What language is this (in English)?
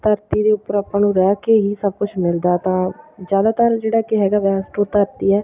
Punjabi